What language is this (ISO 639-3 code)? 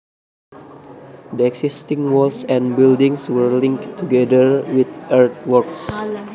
jav